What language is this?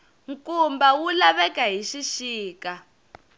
Tsonga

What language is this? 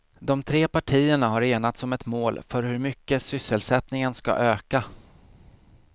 Swedish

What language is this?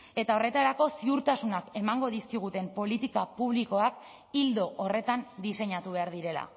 Basque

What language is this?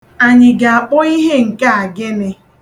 Igbo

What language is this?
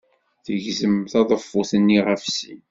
Kabyle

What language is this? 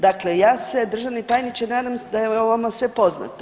Croatian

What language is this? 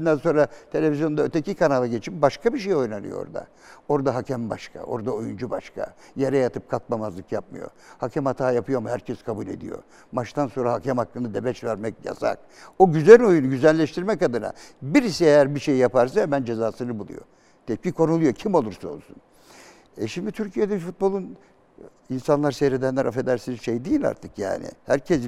Turkish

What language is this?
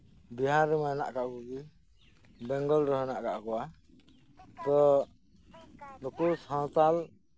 Santali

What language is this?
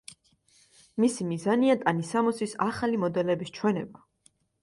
Georgian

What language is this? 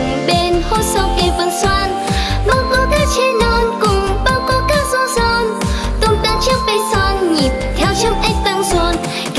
Vietnamese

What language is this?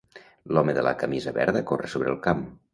Catalan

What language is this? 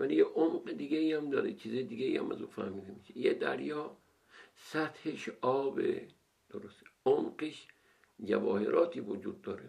Persian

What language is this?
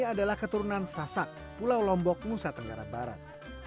Indonesian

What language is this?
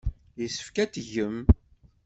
Kabyle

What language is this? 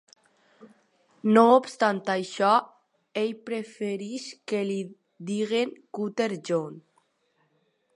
Catalan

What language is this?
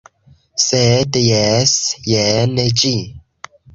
Esperanto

